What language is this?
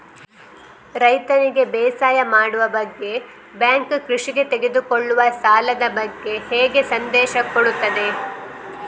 Kannada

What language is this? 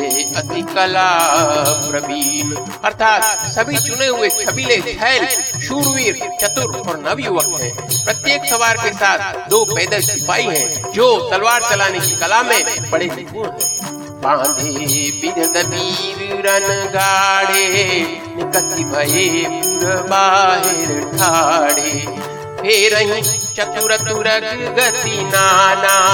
Hindi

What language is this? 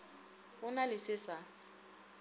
Northern Sotho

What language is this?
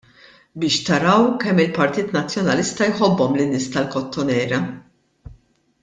Maltese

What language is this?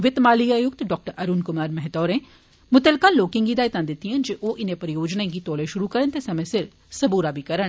Dogri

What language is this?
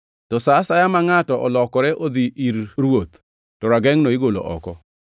Luo (Kenya and Tanzania)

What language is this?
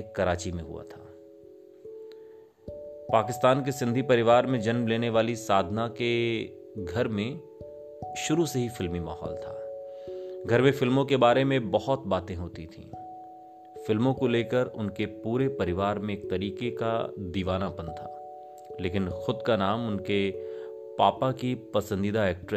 Hindi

